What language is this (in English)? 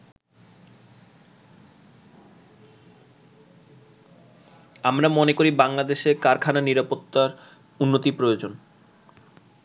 Bangla